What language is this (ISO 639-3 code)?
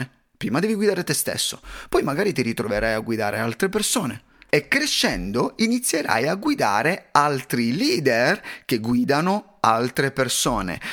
ita